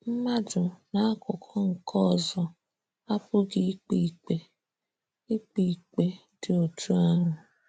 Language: Igbo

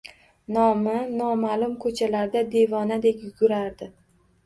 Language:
Uzbek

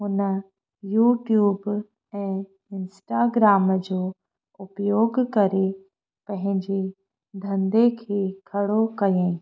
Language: Sindhi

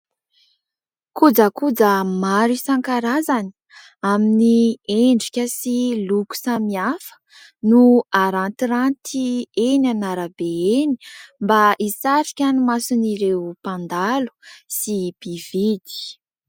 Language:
Malagasy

